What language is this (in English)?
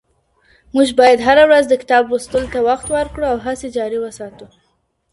Pashto